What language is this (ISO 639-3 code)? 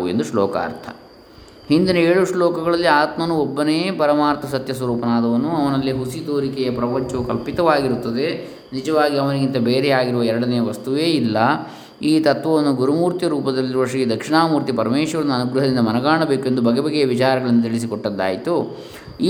kan